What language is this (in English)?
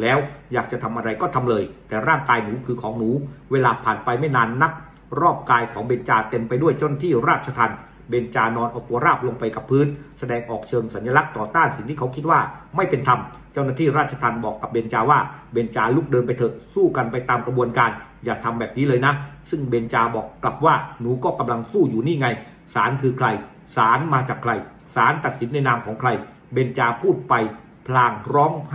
Thai